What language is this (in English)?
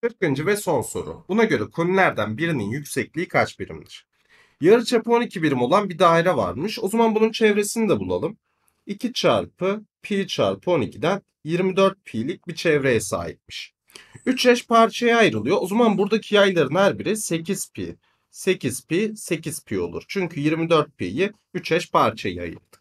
Turkish